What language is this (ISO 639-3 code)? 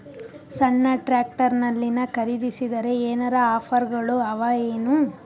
kan